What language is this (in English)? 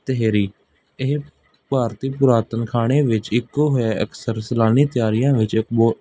Punjabi